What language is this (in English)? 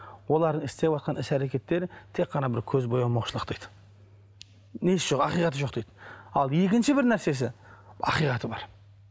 Kazakh